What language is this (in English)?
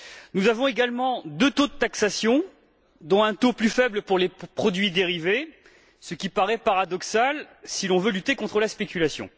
French